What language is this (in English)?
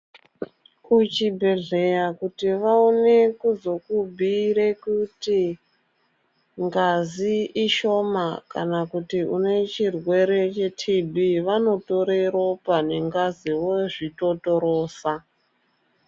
Ndau